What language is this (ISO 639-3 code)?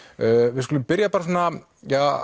isl